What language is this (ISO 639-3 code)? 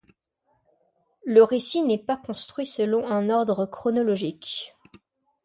fra